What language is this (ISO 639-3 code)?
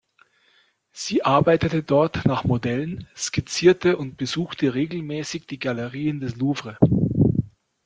deu